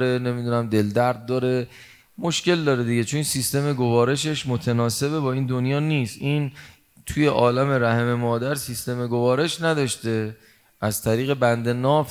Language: Persian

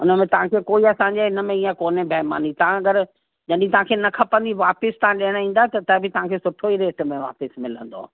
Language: Sindhi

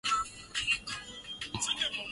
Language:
Swahili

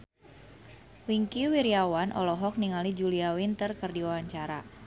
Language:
Sundanese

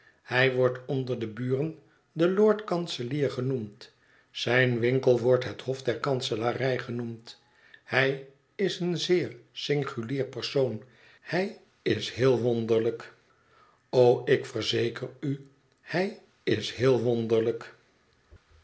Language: Dutch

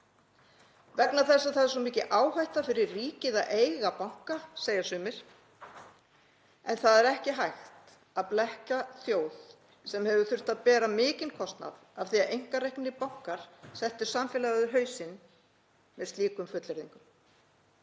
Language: Icelandic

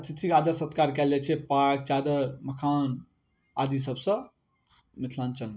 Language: Maithili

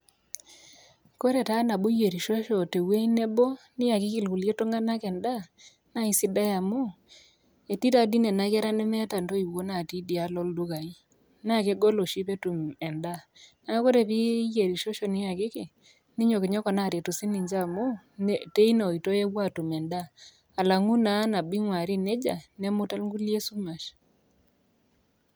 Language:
Masai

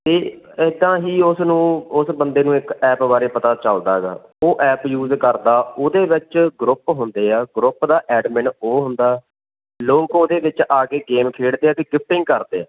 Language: Punjabi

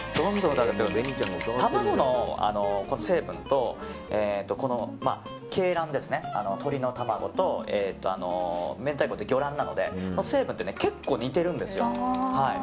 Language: Japanese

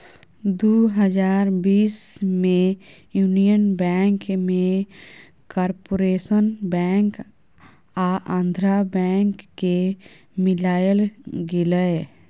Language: Maithili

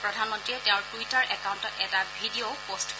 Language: Assamese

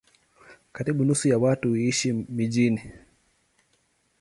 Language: Swahili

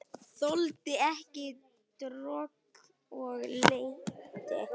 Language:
Icelandic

